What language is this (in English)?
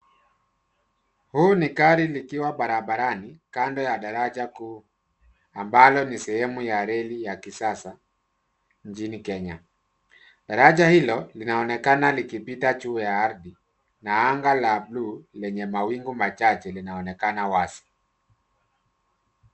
Swahili